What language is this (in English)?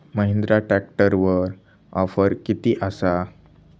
Marathi